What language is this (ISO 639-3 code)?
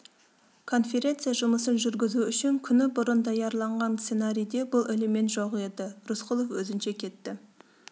kaz